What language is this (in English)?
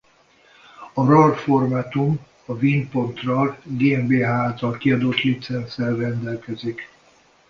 Hungarian